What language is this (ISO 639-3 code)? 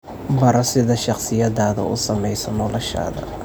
som